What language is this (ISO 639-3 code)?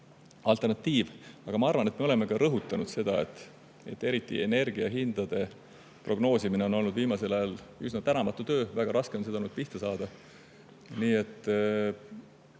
est